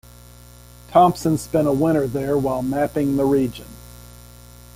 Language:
English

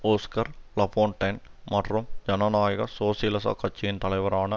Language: Tamil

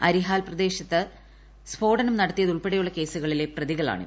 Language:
Malayalam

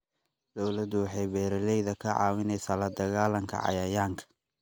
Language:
Somali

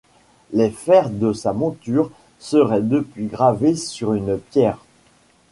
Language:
French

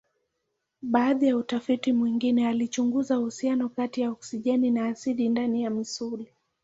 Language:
Swahili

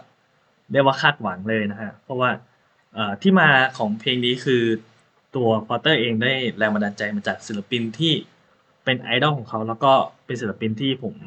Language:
Thai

